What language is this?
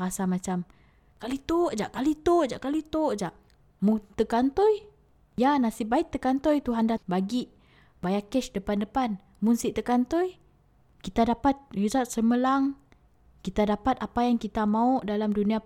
Malay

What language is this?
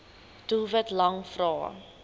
Afrikaans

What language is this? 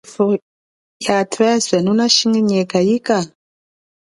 Chokwe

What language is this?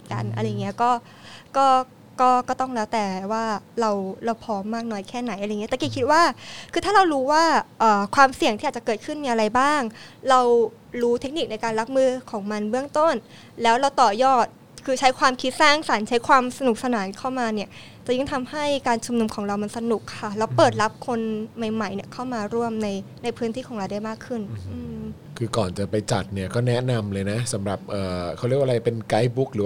Thai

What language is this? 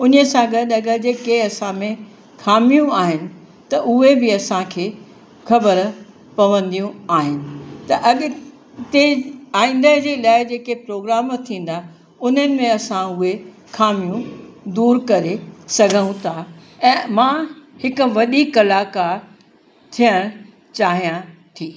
Sindhi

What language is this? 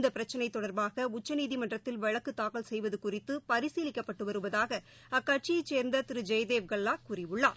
Tamil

